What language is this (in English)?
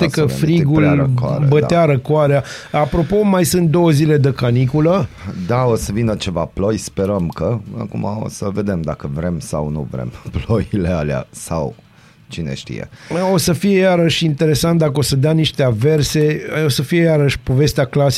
Romanian